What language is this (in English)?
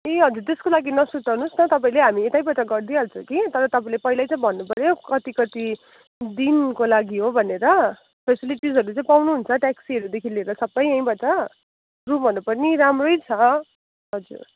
Nepali